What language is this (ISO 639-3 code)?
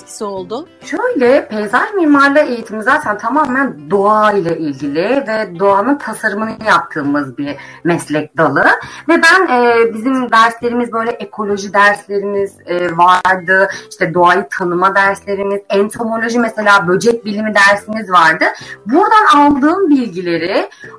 tur